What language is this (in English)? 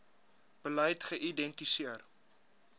Afrikaans